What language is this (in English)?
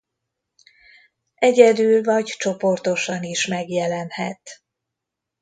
Hungarian